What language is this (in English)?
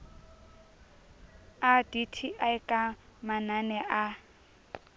Southern Sotho